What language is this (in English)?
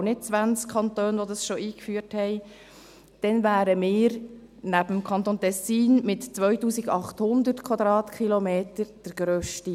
Swiss German